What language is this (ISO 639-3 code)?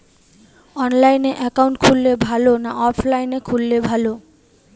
ben